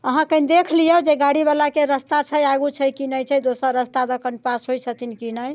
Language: Maithili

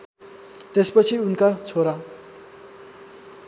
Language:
Nepali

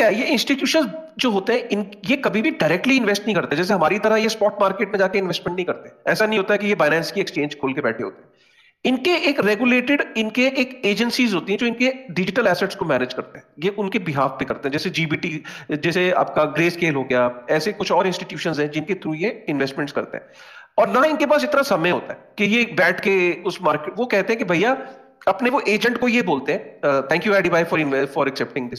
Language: Hindi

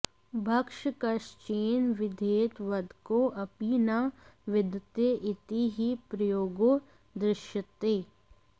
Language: Sanskrit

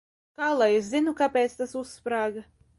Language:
Latvian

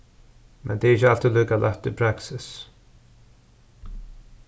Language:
Faroese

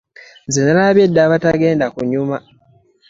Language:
Ganda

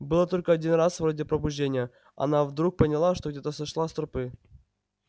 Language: Russian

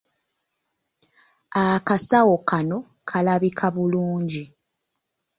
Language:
Ganda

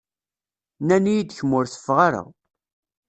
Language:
Kabyle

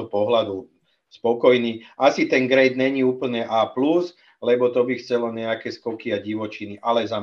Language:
Czech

